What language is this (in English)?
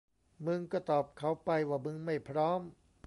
Thai